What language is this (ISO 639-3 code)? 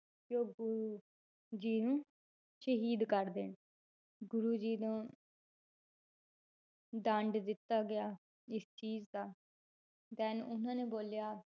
pan